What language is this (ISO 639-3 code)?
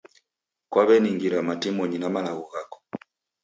dav